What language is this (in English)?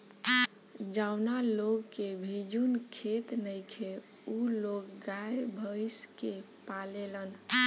Bhojpuri